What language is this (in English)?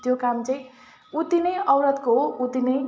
Nepali